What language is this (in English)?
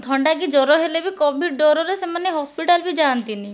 Odia